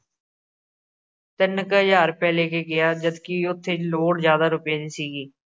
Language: Punjabi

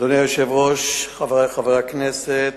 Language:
Hebrew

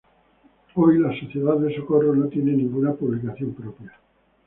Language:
Spanish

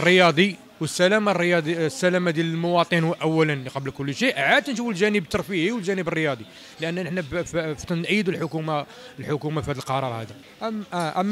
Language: Arabic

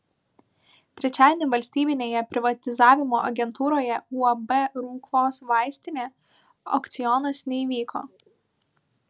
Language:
Lithuanian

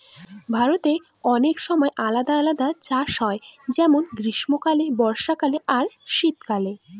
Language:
Bangla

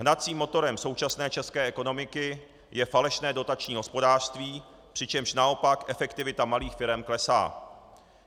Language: Czech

